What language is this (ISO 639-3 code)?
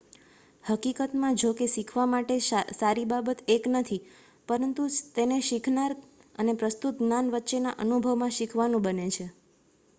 guj